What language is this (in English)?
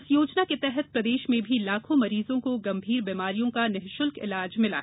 Hindi